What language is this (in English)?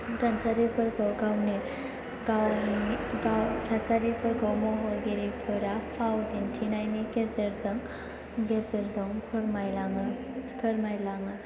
Bodo